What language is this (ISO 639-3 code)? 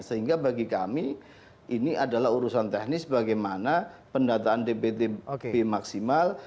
ind